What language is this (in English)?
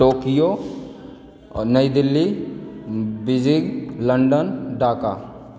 Maithili